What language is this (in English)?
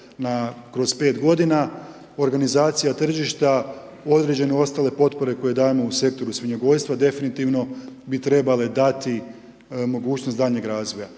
Croatian